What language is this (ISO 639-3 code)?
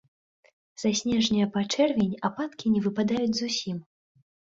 bel